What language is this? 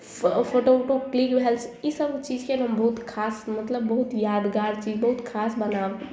Maithili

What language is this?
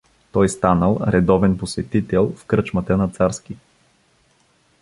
Bulgarian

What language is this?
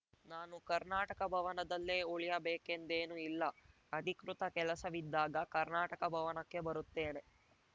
Kannada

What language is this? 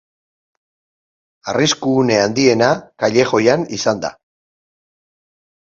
Basque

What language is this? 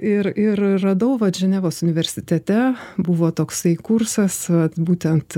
Lithuanian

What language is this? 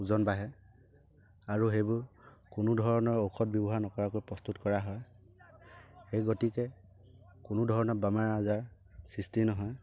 Assamese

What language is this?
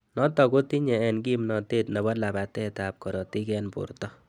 Kalenjin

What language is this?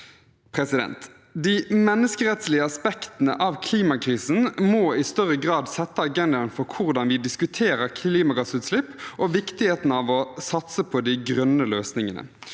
Norwegian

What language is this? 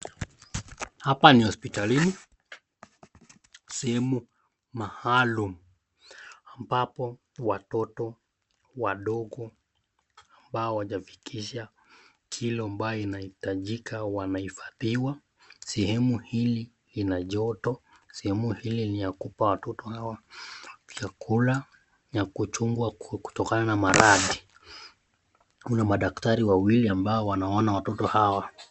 Swahili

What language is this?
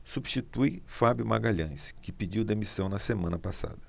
Portuguese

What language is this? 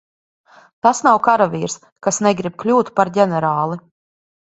Latvian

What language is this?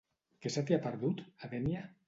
Catalan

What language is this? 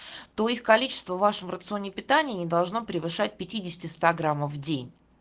Russian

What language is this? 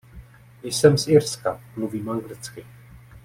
Czech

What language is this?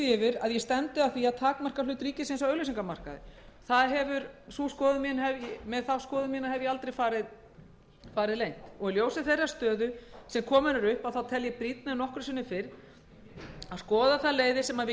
Icelandic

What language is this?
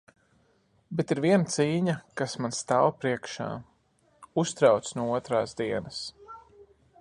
Latvian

